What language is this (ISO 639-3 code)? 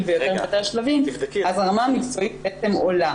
heb